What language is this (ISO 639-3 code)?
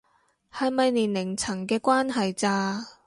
yue